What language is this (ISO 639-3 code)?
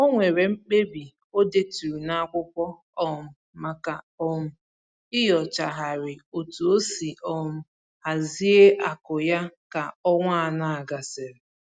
ibo